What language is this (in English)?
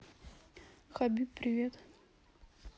Russian